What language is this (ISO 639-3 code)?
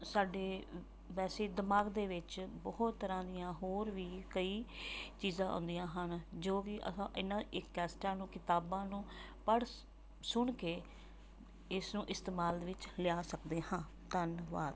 pan